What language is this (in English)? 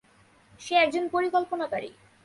Bangla